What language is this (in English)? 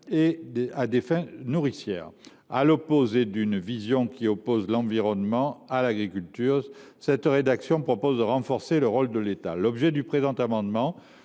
French